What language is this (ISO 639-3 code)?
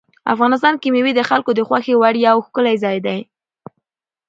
pus